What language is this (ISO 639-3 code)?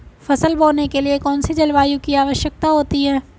hin